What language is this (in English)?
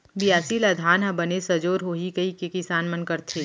Chhattisgarhi